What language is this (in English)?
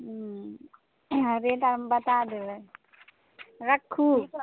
Maithili